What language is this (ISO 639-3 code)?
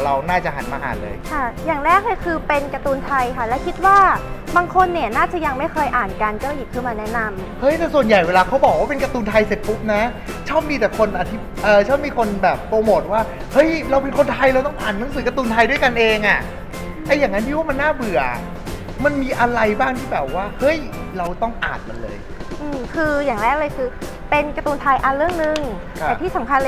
tha